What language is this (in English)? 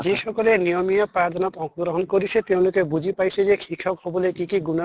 Assamese